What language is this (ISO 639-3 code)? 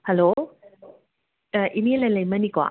mni